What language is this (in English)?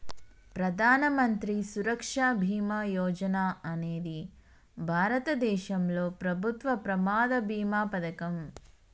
Telugu